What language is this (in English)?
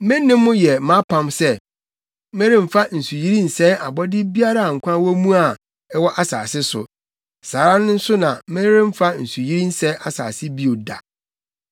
Akan